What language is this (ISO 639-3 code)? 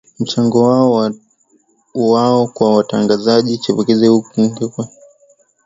swa